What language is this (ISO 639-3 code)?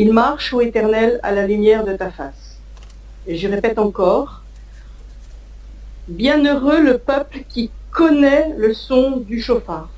fra